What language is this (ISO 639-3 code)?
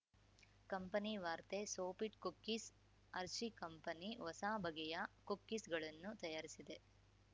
kan